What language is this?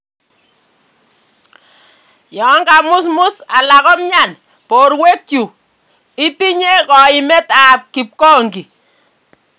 Kalenjin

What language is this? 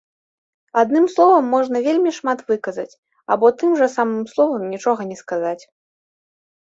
Belarusian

